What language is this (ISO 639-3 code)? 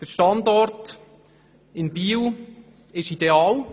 gsw